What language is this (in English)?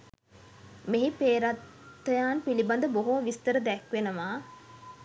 Sinhala